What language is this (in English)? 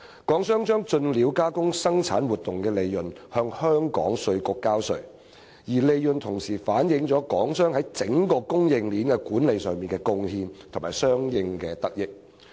Cantonese